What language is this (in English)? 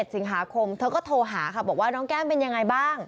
Thai